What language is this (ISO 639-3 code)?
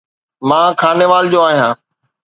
snd